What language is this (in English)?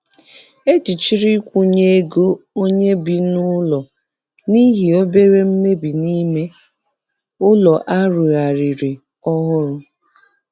Igbo